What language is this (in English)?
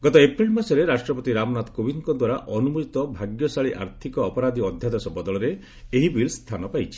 Odia